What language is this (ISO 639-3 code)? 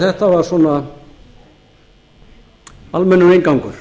isl